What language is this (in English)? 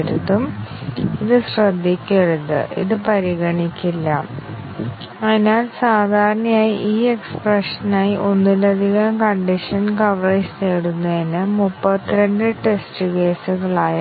Malayalam